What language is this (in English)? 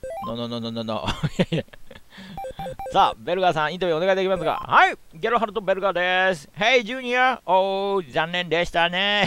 Japanese